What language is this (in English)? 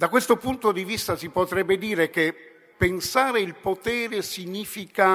Italian